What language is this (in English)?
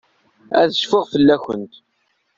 Kabyle